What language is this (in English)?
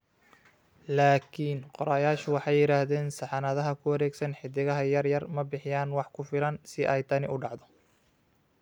Somali